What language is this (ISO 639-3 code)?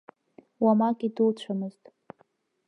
abk